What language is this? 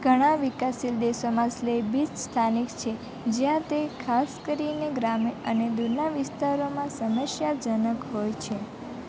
Gujarati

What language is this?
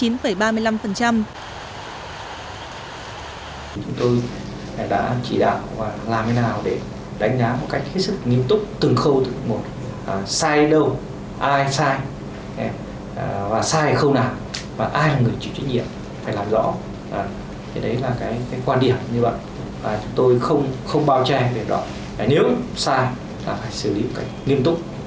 Vietnamese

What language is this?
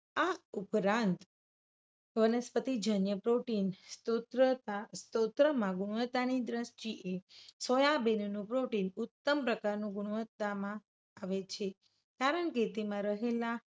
Gujarati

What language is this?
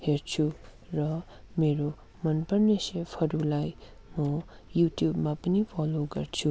Nepali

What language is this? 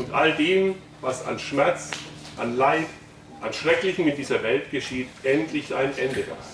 German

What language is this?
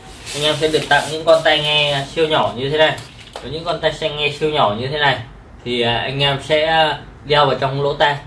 Vietnamese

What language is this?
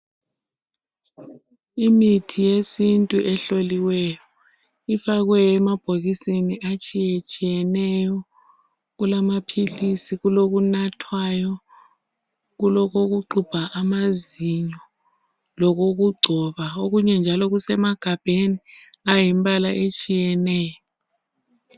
North Ndebele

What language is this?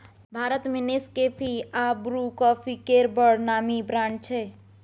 Maithili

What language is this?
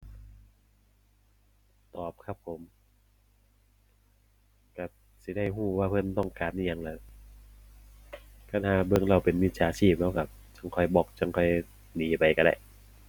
Thai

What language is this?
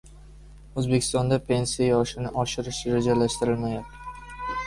Uzbek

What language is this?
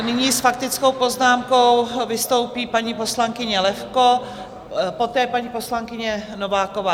Czech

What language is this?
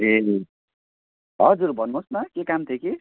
Nepali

